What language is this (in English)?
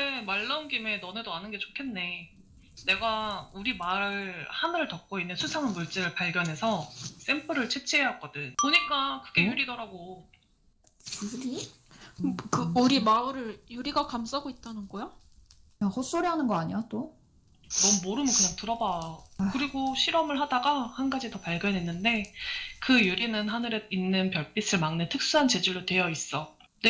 Korean